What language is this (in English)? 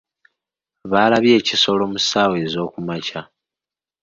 Ganda